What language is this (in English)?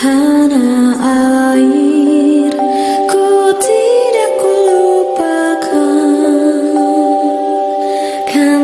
Indonesian